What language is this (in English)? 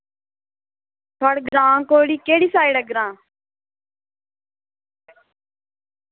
Dogri